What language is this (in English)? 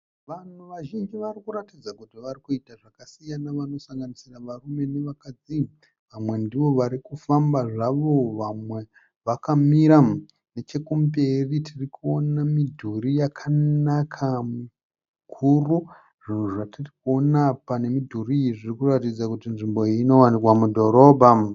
Shona